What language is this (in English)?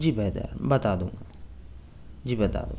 Urdu